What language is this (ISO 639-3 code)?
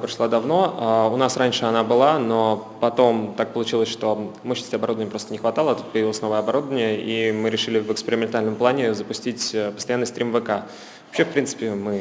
rus